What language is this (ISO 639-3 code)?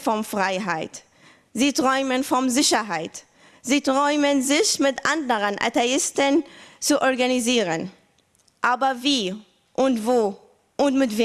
deu